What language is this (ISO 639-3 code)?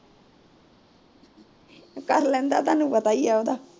pan